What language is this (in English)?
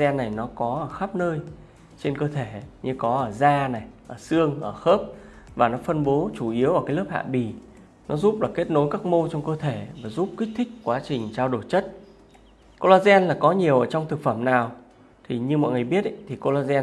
Vietnamese